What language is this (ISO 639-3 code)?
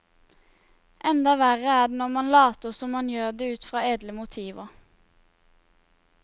nor